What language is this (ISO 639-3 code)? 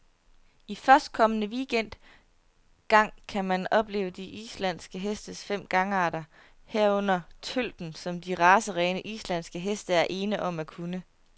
dan